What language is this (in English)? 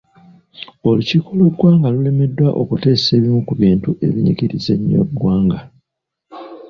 Ganda